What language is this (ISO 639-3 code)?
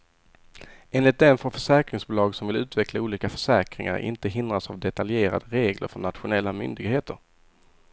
swe